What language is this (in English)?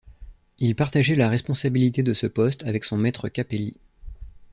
French